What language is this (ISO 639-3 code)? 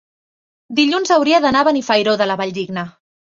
cat